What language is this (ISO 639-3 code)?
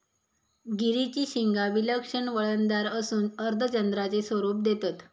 mar